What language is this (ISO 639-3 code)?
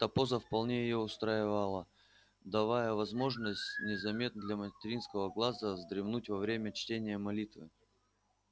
rus